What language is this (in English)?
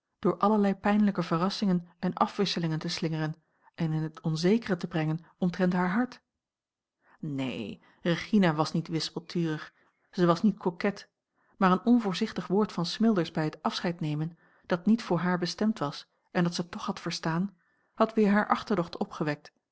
Dutch